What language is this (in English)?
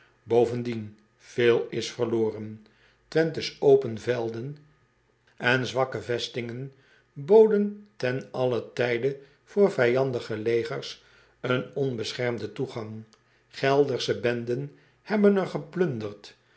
Dutch